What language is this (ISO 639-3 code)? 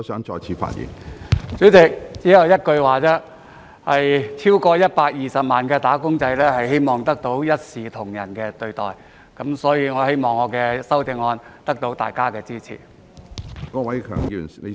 yue